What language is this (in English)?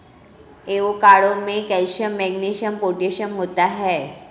Hindi